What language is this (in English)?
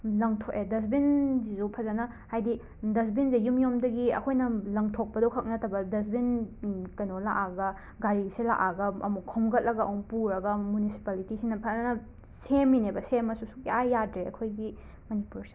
Manipuri